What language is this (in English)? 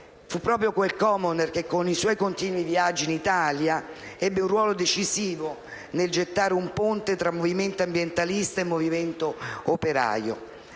Italian